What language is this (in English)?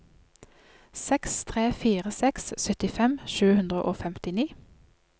Norwegian